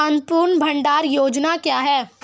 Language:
Hindi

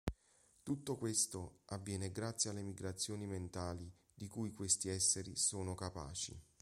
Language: Italian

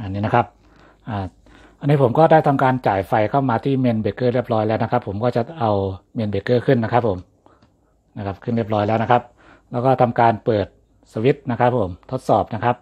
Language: Thai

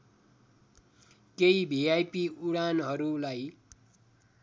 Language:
Nepali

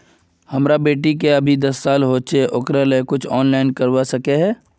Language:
Magahi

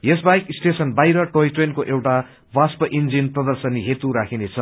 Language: Nepali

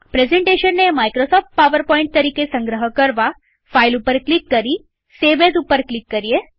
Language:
Gujarati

